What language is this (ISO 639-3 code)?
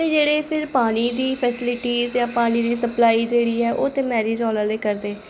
doi